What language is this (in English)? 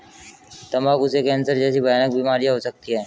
Hindi